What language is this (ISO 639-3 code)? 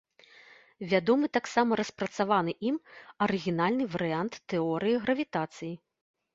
bel